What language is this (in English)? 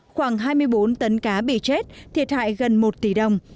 Vietnamese